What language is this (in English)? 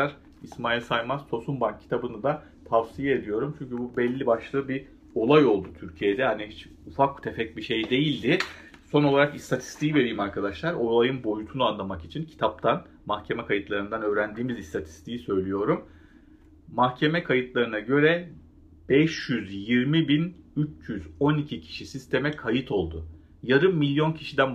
Turkish